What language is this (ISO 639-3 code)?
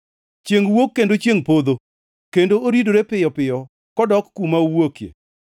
luo